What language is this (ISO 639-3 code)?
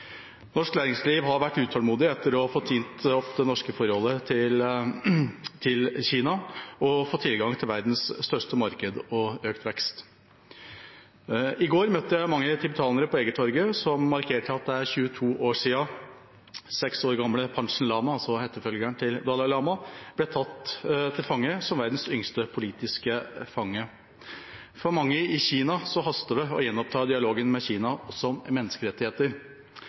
nob